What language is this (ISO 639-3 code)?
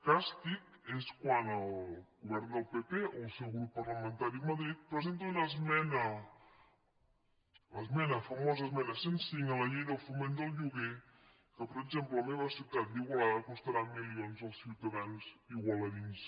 cat